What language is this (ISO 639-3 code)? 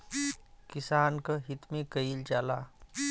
bho